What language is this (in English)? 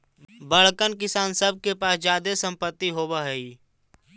Magahi